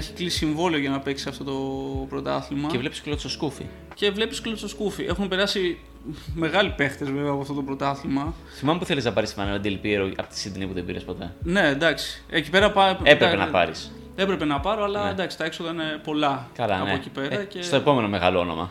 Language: Greek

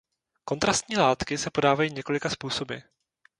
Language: Czech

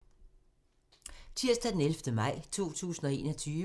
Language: Danish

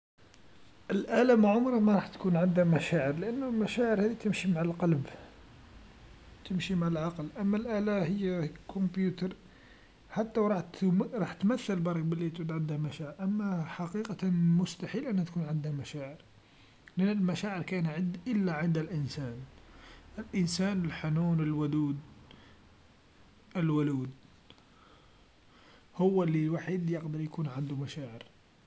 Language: Algerian Arabic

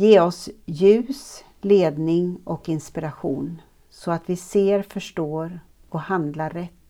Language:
Swedish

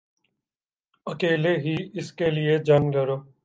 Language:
Urdu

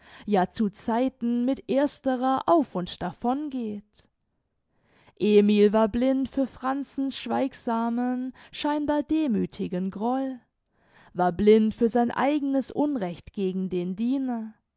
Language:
German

